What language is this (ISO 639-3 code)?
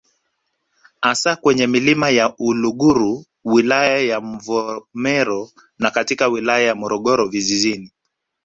swa